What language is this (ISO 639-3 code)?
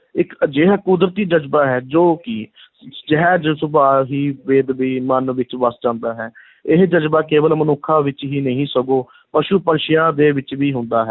pan